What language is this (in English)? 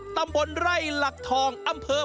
Thai